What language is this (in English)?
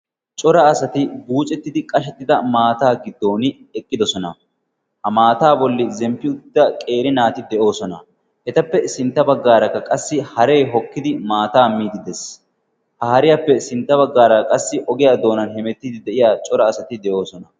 Wolaytta